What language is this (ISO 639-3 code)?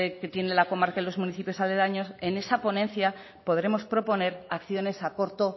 spa